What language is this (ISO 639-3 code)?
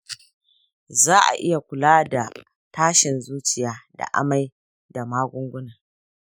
hau